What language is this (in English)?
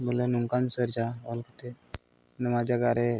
Santali